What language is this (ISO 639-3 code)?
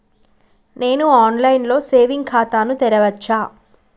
tel